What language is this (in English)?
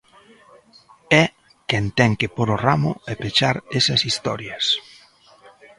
Galician